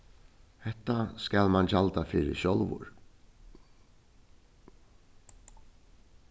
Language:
Faroese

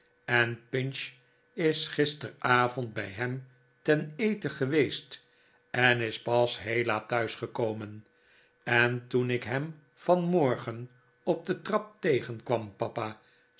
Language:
Dutch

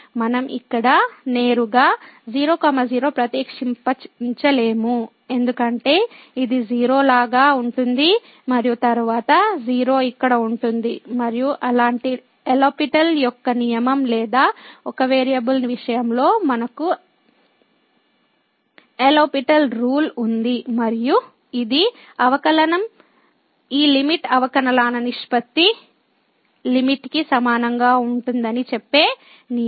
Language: Telugu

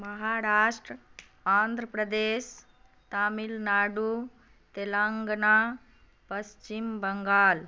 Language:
Maithili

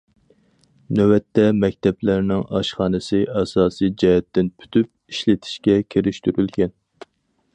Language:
Uyghur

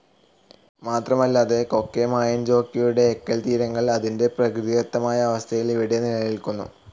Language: Malayalam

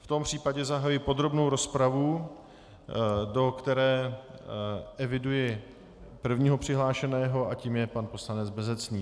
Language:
Czech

